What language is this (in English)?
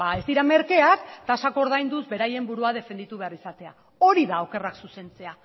Basque